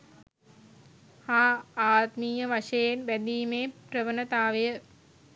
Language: Sinhala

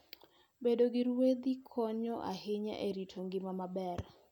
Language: Luo (Kenya and Tanzania)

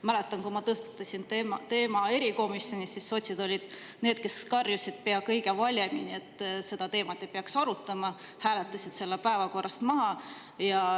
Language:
Estonian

